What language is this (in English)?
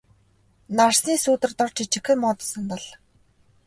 Mongolian